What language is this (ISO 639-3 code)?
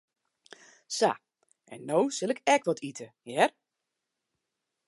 fry